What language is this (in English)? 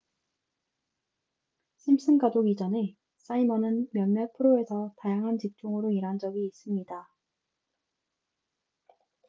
Korean